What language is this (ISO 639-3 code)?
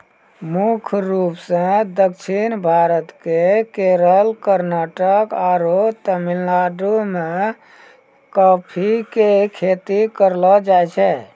mai